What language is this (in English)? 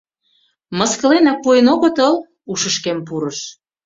Mari